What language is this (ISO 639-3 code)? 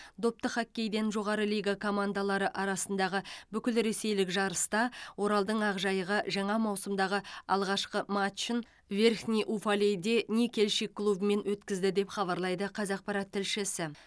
kaz